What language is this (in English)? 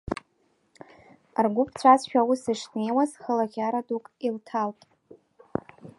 Abkhazian